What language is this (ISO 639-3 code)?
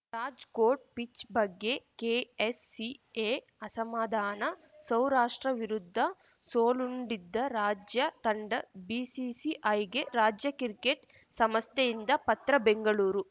kan